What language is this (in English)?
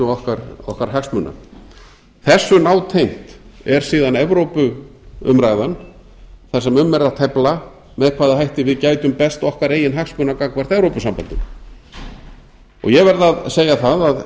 Icelandic